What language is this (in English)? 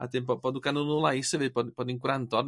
Welsh